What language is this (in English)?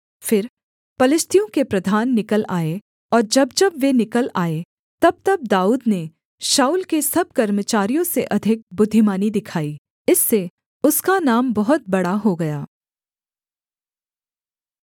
Hindi